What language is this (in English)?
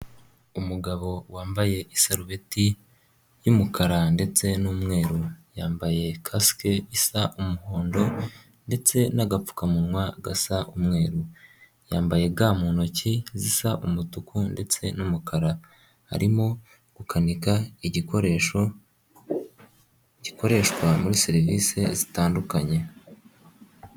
Kinyarwanda